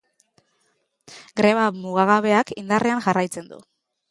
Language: Basque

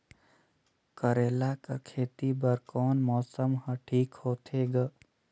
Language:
Chhattisgarhi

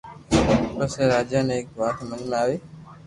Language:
Loarki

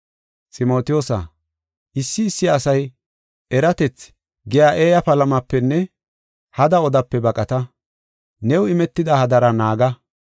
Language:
Gofa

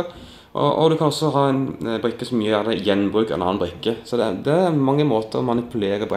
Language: Norwegian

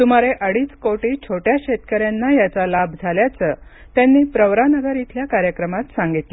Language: Marathi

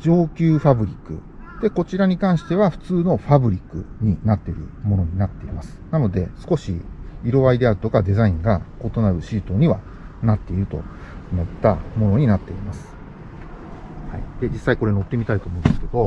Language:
Japanese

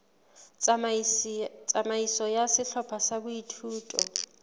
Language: Southern Sotho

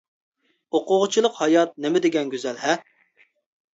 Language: Uyghur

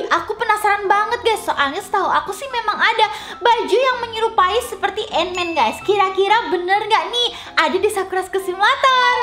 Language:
Indonesian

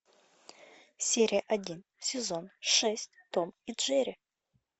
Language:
Russian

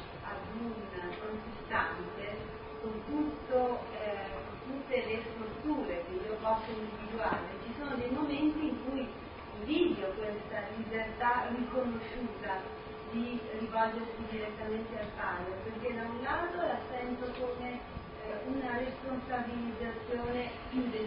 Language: Italian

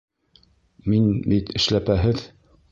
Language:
Bashkir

